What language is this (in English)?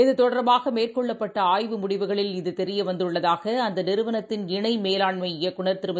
Tamil